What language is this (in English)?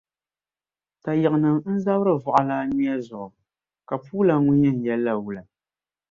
Dagbani